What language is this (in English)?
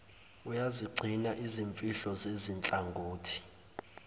Zulu